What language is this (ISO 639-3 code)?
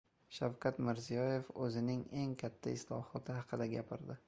uzb